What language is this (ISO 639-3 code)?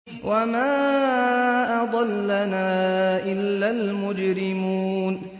ara